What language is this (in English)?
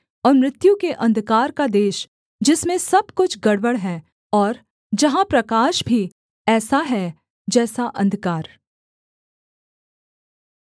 Hindi